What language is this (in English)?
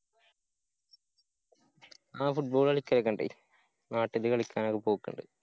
Malayalam